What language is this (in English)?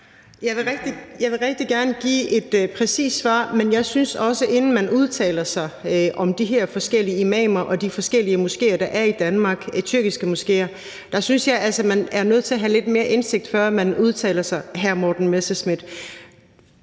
Danish